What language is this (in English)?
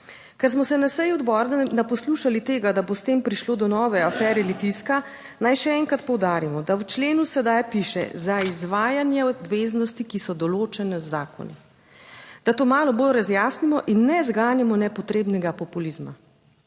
Slovenian